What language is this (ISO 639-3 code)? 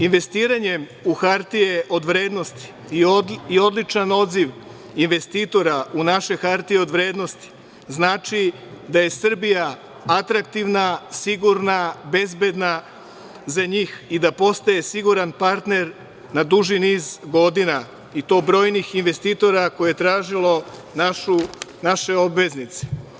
srp